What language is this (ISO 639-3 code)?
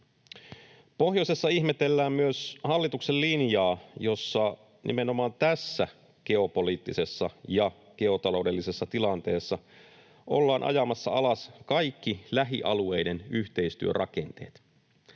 fin